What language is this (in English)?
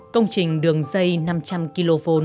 Vietnamese